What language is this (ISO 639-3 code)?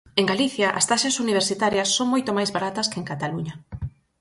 glg